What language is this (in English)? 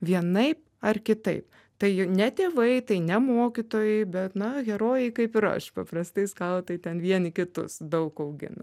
Lithuanian